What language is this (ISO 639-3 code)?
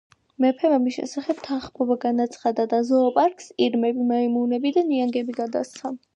kat